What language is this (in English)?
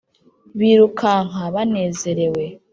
Kinyarwanda